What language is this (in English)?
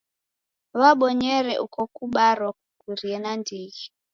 Taita